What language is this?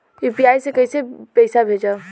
Bhojpuri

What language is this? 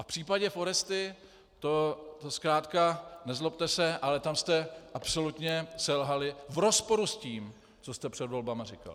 Czech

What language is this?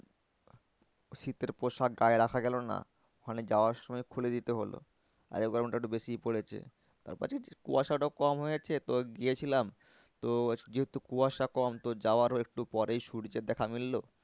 Bangla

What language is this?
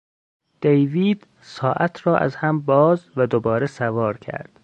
Persian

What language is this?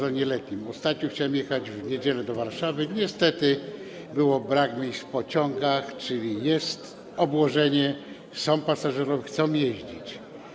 Polish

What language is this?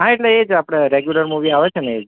Gujarati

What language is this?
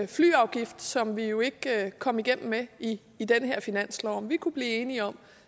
Danish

